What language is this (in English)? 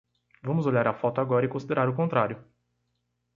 Portuguese